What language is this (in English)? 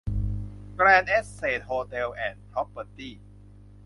Thai